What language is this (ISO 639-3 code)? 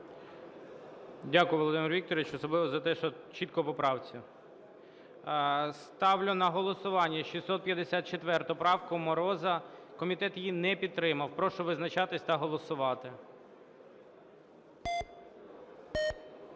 ukr